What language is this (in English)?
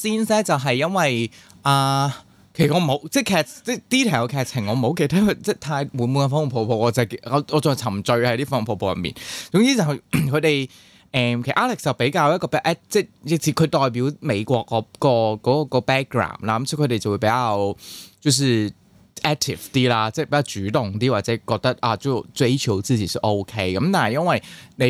Chinese